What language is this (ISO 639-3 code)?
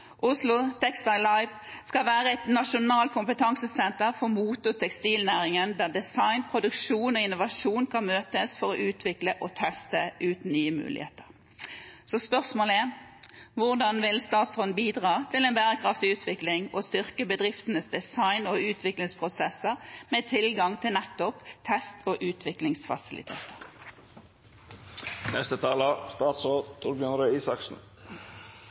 nob